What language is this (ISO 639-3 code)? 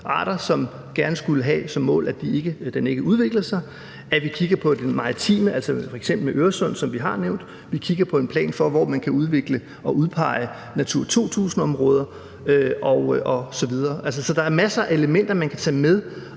dan